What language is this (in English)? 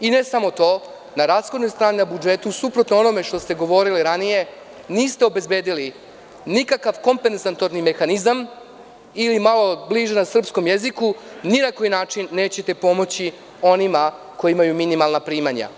Serbian